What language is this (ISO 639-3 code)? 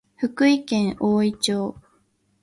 jpn